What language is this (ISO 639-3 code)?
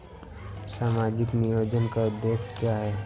hin